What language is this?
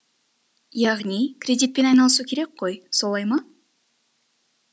Kazakh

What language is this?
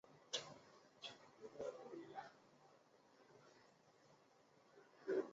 Chinese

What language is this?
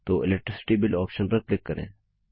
Hindi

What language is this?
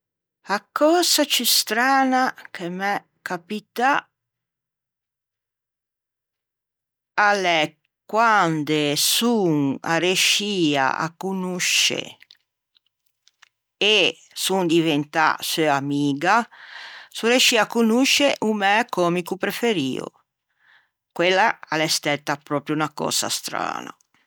Ligurian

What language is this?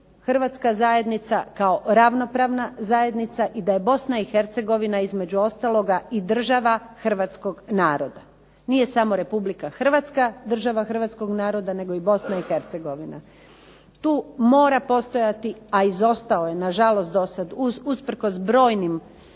Croatian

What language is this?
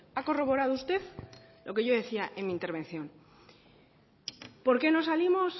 Spanish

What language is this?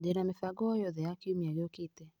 Kikuyu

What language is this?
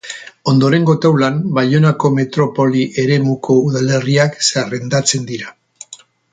Basque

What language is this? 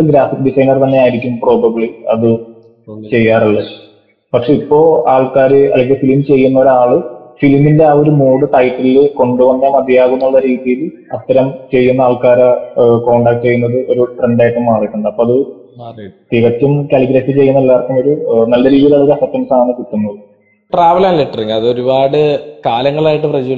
Malayalam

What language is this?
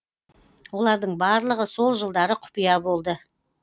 Kazakh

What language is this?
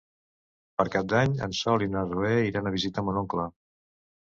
Catalan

